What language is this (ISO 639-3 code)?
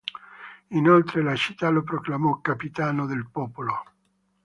ita